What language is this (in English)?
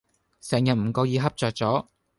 Cantonese